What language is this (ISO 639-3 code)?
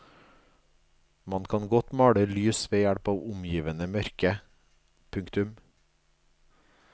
nor